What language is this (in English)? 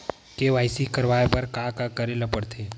Chhattisgarhi